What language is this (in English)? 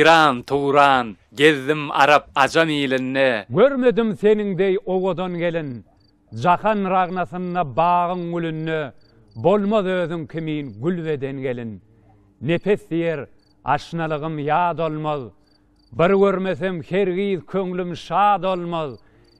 Turkish